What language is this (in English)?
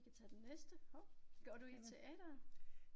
Danish